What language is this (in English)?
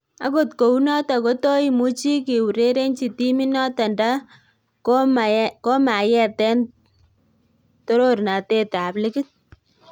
Kalenjin